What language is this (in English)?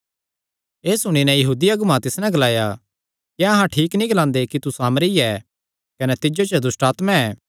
Kangri